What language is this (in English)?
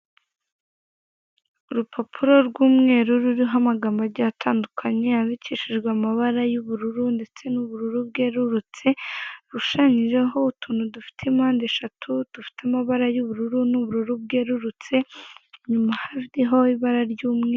Kinyarwanda